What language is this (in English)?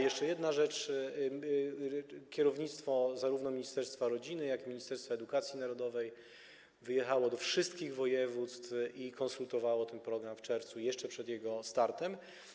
Polish